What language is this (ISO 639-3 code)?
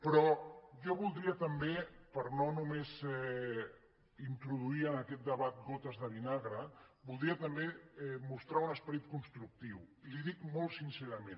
cat